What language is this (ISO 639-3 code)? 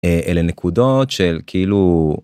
heb